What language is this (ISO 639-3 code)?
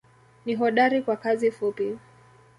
swa